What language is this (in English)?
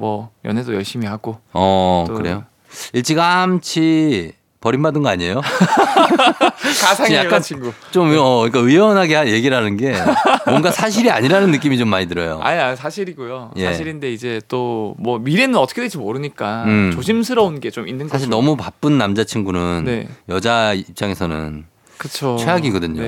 Korean